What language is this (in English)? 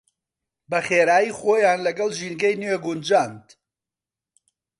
Central Kurdish